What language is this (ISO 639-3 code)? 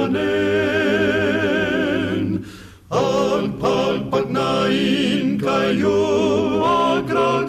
fil